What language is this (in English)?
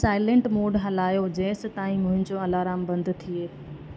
Sindhi